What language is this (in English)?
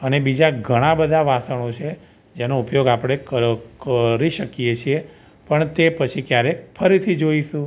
Gujarati